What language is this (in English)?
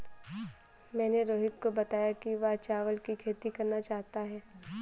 Hindi